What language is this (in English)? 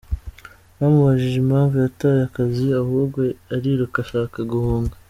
Kinyarwanda